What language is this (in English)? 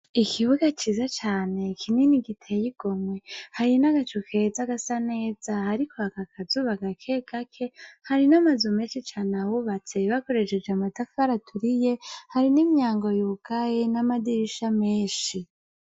Rundi